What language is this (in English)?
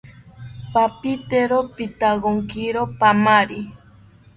South Ucayali Ashéninka